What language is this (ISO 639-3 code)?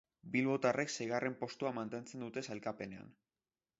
eus